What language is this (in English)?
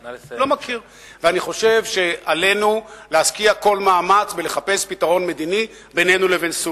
Hebrew